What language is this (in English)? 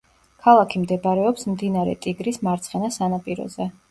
Georgian